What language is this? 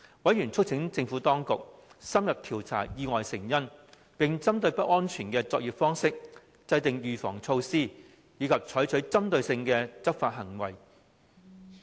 Cantonese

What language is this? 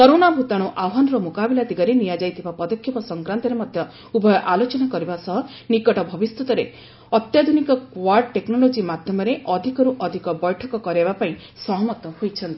Odia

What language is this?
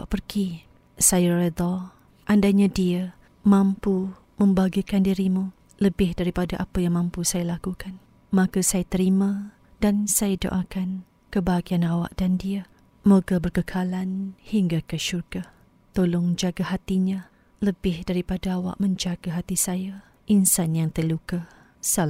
Malay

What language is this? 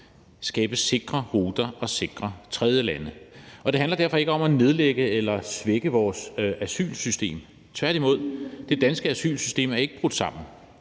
Danish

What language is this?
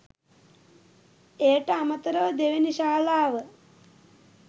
Sinhala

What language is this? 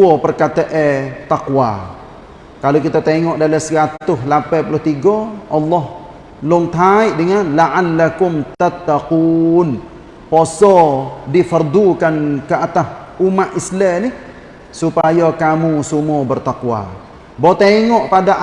Malay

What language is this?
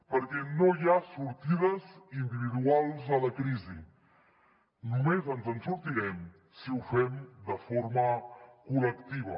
Catalan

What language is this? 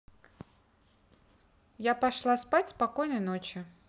Russian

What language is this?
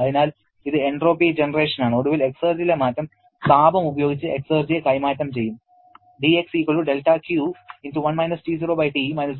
Malayalam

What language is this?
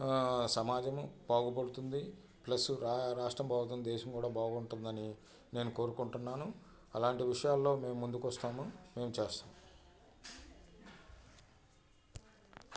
Telugu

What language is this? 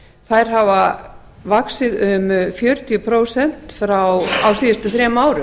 Icelandic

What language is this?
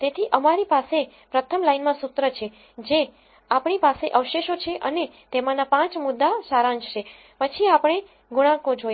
Gujarati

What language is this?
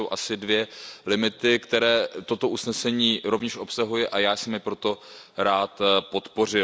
Czech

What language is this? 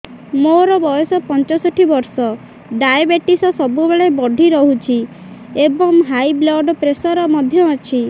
Odia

